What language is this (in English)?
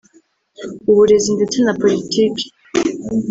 Kinyarwanda